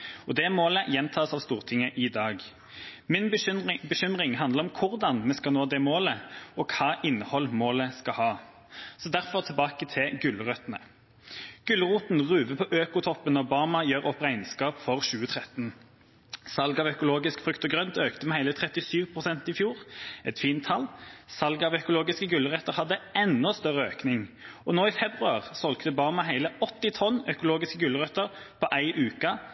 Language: Norwegian Bokmål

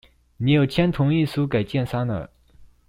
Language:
Chinese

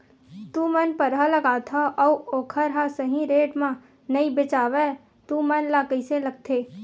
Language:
Chhattisgarhi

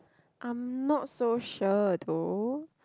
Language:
English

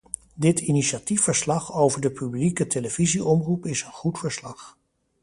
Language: Dutch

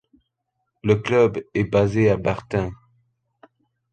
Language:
French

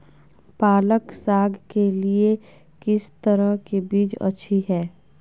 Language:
Magahi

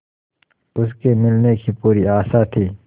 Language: Hindi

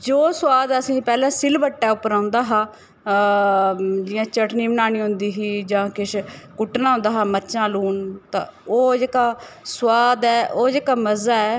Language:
Dogri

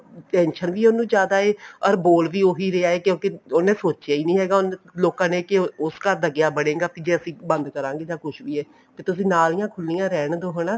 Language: Punjabi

